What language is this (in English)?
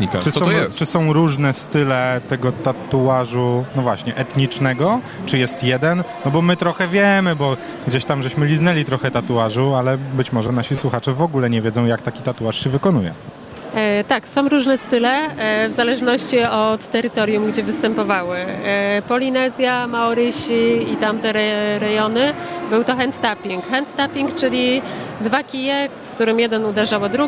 Polish